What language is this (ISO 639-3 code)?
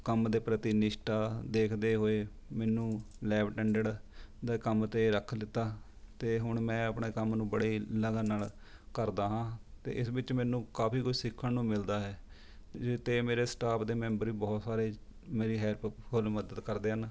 pan